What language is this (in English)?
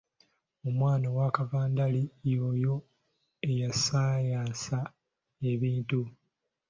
Ganda